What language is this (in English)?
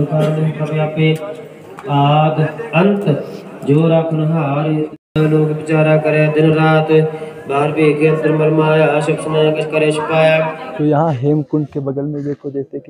Hindi